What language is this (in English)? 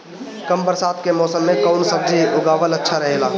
Bhojpuri